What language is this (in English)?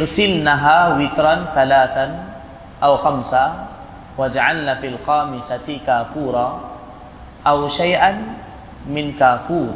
Malay